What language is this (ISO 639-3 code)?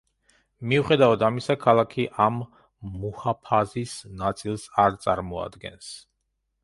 kat